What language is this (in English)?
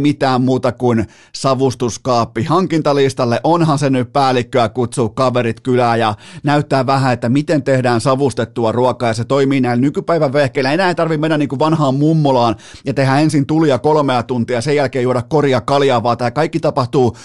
Finnish